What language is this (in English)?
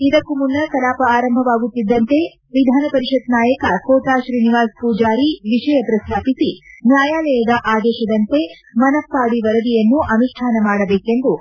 Kannada